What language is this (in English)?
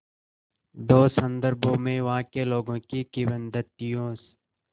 Hindi